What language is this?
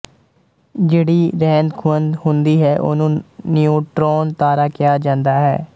Punjabi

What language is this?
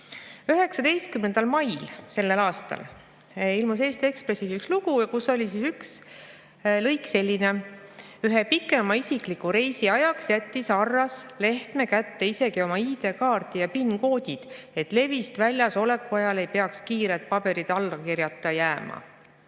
Estonian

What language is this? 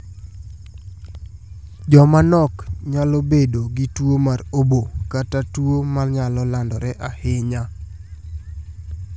Luo (Kenya and Tanzania)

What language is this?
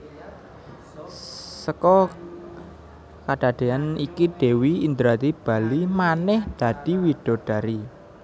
Javanese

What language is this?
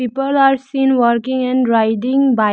English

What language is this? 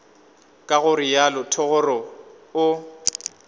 Northern Sotho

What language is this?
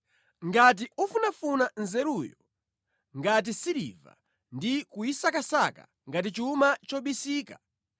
Nyanja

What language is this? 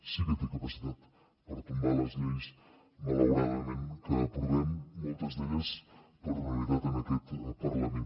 Catalan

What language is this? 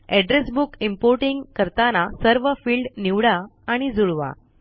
Marathi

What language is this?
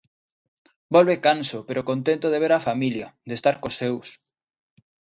Galician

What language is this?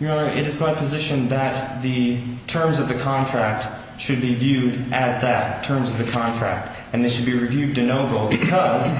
English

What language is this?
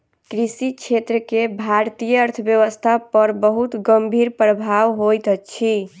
Maithili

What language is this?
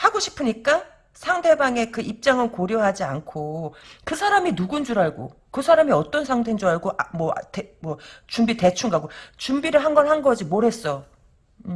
Korean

